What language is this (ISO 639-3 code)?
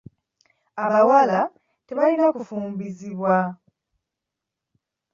lug